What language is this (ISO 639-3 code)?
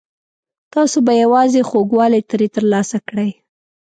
pus